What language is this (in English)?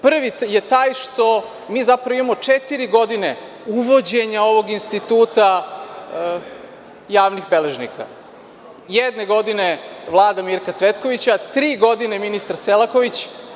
Serbian